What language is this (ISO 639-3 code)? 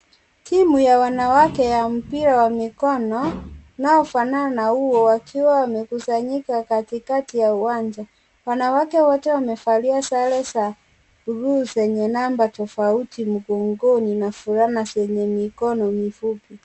swa